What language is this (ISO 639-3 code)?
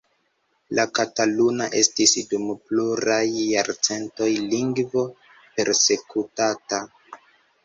epo